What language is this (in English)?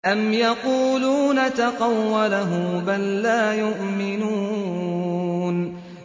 Arabic